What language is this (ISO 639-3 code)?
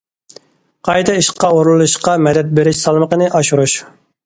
uig